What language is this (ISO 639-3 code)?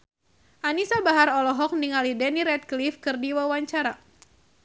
sun